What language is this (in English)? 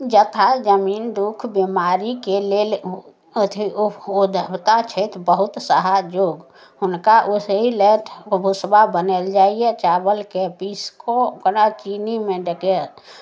Maithili